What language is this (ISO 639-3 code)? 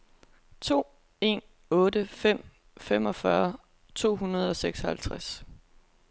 dan